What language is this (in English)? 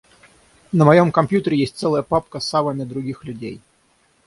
Russian